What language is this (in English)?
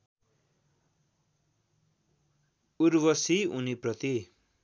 Nepali